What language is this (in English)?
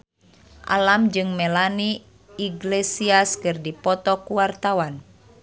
Sundanese